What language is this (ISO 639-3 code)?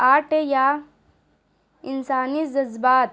urd